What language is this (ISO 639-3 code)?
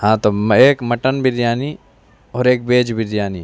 urd